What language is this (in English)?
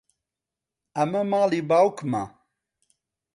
Central Kurdish